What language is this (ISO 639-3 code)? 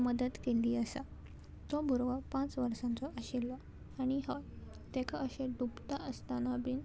kok